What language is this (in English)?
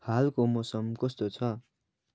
Nepali